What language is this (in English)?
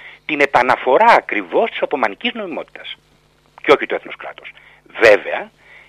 Greek